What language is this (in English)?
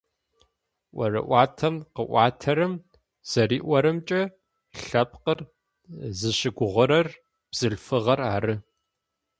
Adyghe